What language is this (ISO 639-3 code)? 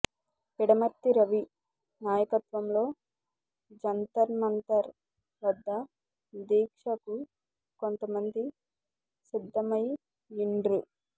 tel